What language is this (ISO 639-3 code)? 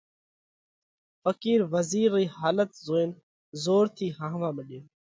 kvx